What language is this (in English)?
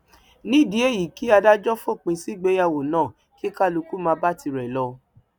Yoruba